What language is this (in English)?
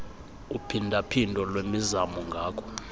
Xhosa